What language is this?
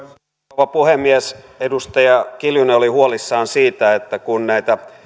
Finnish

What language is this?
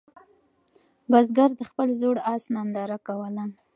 Pashto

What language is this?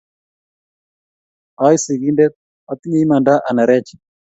Kalenjin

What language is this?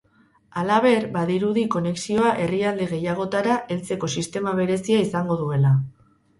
Basque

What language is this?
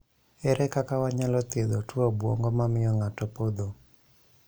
Luo (Kenya and Tanzania)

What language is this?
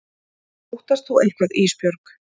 Icelandic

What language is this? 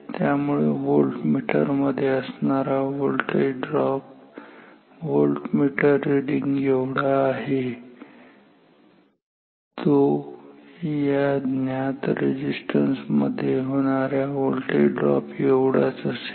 Marathi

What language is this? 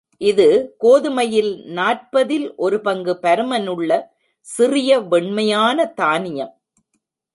Tamil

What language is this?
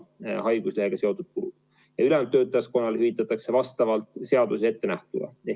Estonian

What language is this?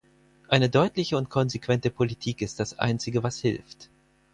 German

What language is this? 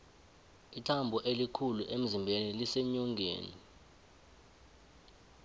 South Ndebele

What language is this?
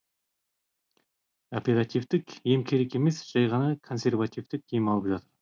Kazakh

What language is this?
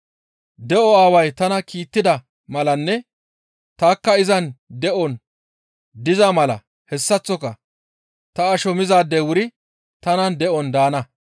Gamo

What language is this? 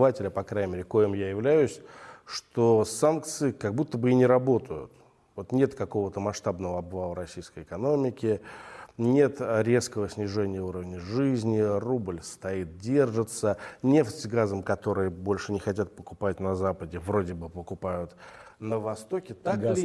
Russian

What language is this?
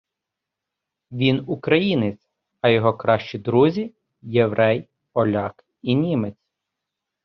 Ukrainian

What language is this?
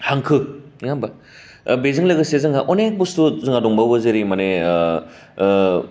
Bodo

